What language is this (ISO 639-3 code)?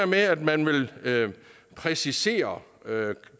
dan